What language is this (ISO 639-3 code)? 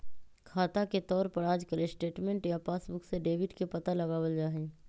mag